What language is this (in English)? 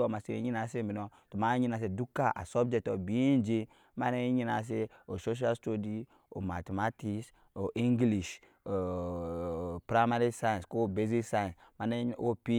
Nyankpa